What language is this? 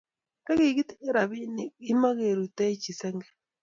Kalenjin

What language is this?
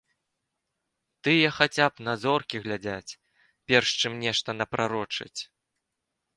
Belarusian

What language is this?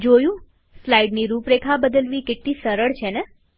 Gujarati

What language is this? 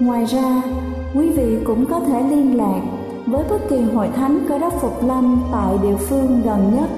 Vietnamese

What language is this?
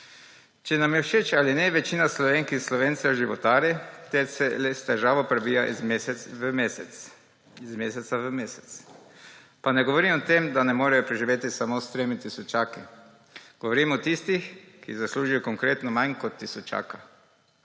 Slovenian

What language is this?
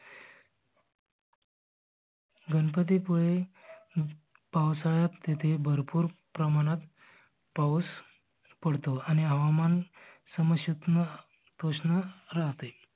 Marathi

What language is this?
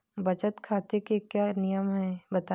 Hindi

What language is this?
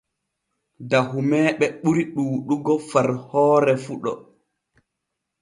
Borgu Fulfulde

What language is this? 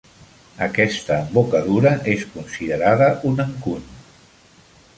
Catalan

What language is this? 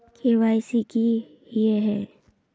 Magahi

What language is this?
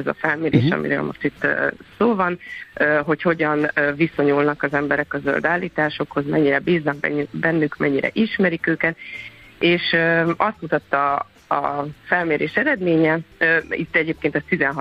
Hungarian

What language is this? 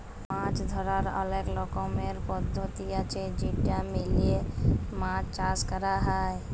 Bangla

